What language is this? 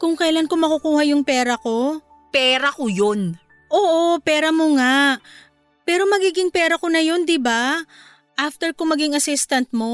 Filipino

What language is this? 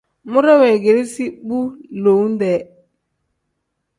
Tem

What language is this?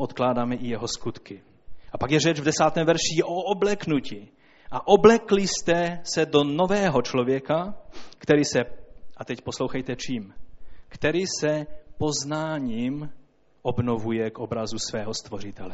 Czech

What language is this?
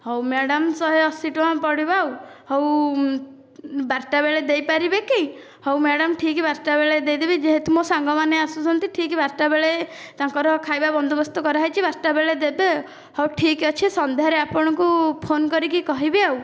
Odia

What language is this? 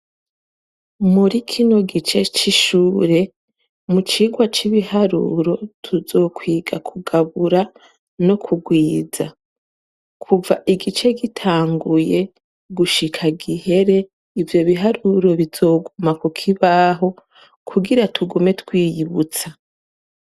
Rundi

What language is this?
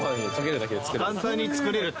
Japanese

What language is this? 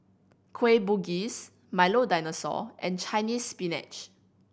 English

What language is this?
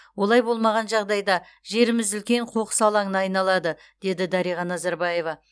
Kazakh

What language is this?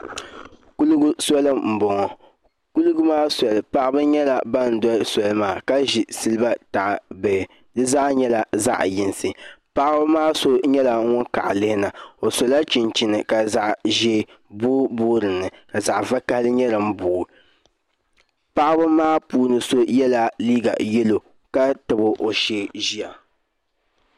Dagbani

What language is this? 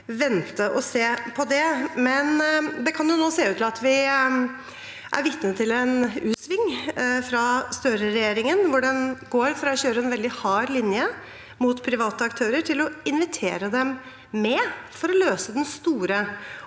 Norwegian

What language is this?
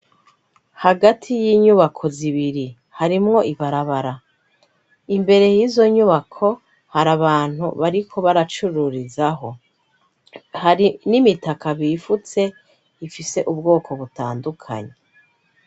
Rundi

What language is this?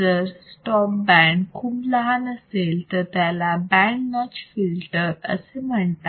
Marathi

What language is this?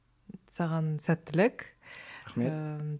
Kazakh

